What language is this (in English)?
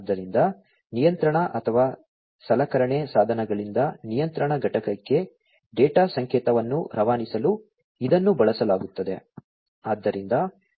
Kannada